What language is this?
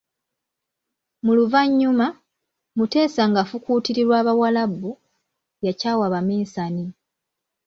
Ganda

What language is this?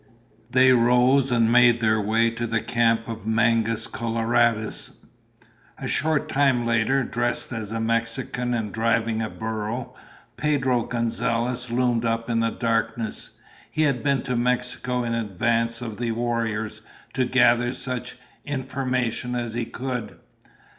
English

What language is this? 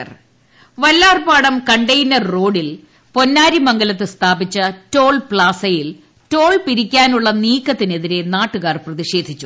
Malayalam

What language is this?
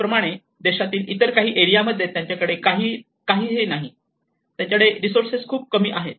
Marathi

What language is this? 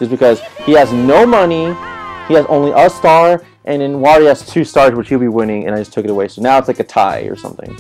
English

